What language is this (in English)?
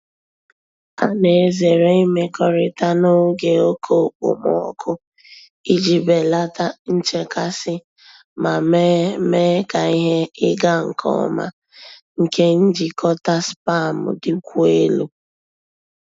Igbo